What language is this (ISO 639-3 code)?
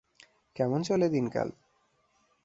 ben